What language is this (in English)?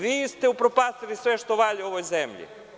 Serbian